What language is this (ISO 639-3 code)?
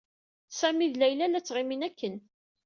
kab